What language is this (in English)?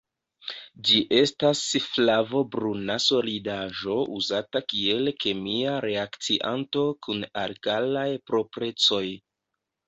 Esperanto